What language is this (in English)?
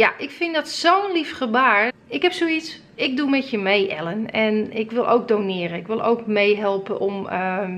Dutch